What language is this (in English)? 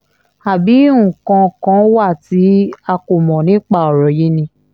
Yoruba